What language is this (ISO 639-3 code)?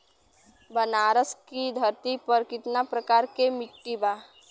bho